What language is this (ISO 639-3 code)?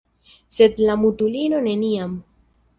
epo